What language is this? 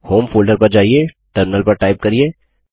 Hindi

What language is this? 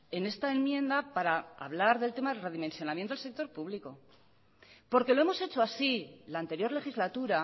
Spanish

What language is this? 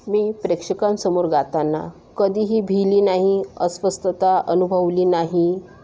Marathi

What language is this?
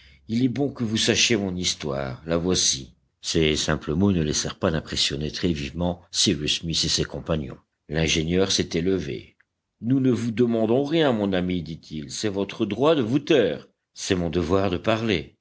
French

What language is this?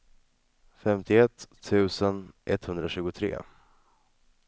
Swedish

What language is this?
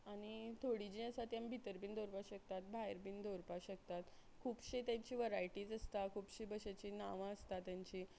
Konkani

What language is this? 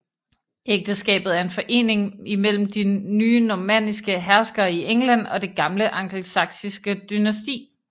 Danish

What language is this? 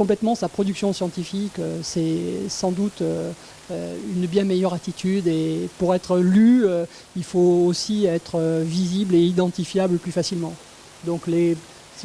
French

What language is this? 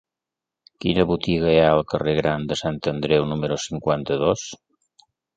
Catalan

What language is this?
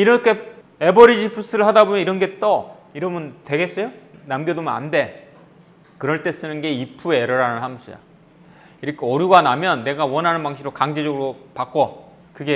Korean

